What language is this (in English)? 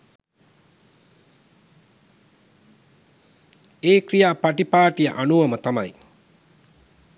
Sinhala